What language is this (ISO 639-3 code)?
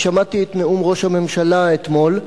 heb